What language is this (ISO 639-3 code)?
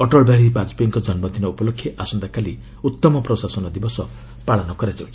ori